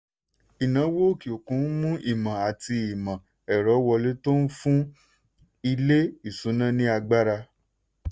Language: Yoruba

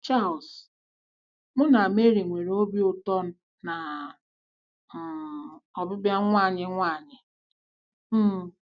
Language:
Igbo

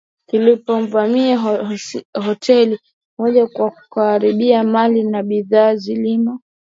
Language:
Swahili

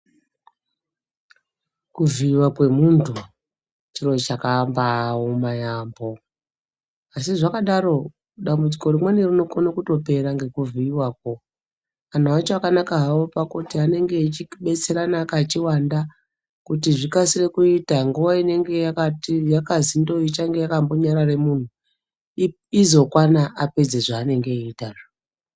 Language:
Ndau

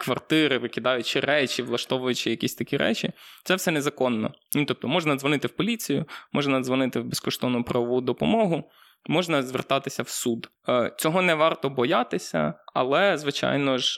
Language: Ukrainian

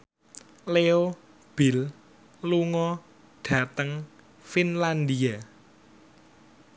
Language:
Javanese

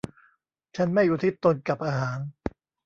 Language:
Thai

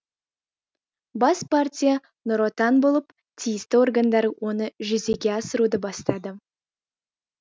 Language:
Kazakh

